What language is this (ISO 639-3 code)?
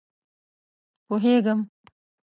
pus